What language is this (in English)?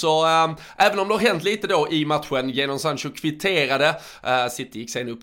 Swedish